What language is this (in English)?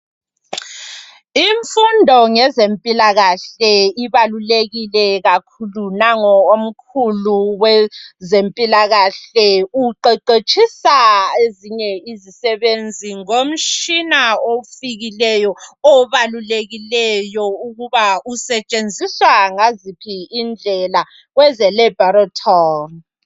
North Ndebele